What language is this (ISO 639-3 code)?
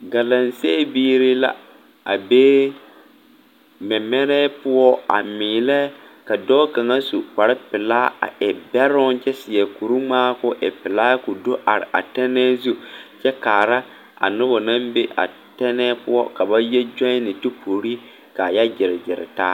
dga